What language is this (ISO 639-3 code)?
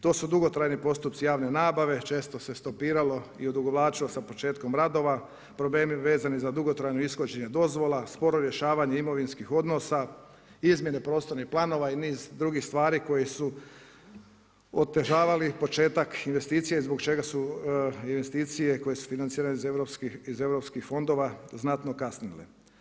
hrv